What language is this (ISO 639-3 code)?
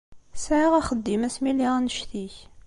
kab